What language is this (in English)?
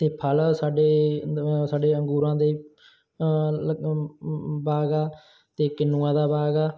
Punjabi